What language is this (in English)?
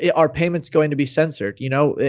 English